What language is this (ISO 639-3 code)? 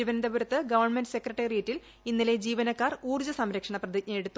mal